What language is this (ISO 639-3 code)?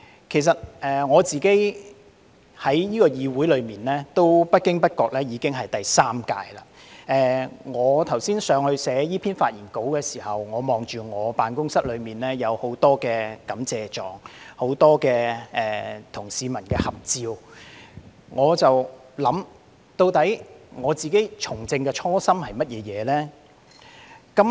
yue